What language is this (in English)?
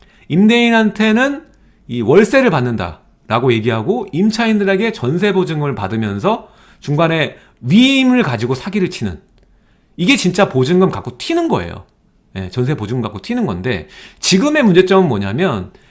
Korean